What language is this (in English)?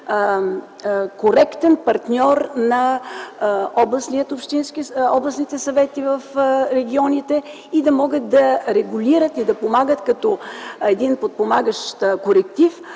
Bulgarian